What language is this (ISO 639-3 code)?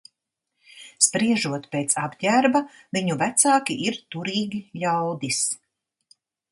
lav